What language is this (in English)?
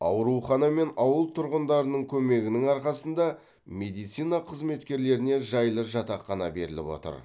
Kazakh